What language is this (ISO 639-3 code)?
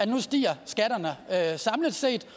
dan